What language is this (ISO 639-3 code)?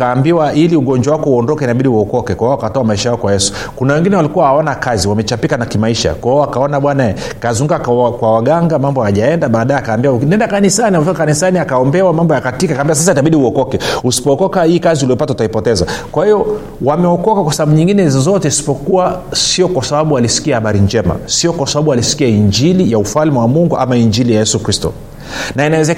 swa